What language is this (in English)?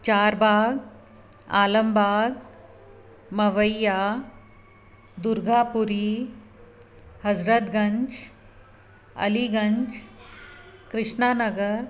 Sindhi